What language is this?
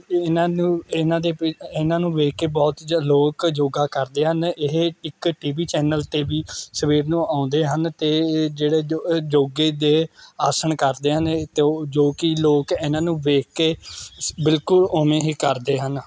Punjabi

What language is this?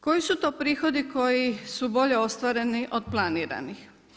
Croatian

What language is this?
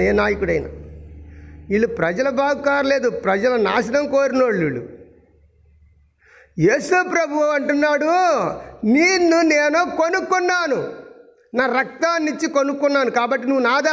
Telugu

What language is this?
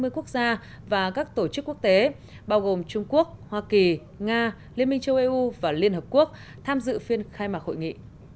Vietnamese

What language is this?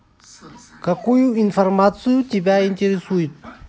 Russian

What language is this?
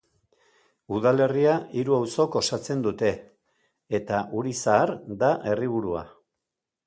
Basque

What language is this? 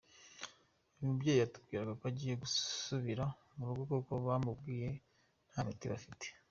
Kinyarwanda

